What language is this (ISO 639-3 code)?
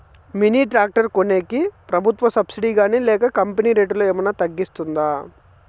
tel